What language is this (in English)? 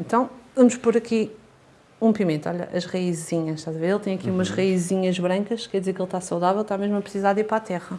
Portuguese